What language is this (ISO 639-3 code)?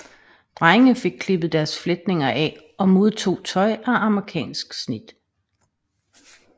dan